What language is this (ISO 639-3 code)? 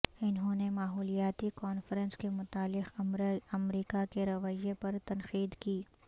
urd